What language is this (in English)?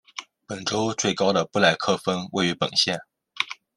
Chinese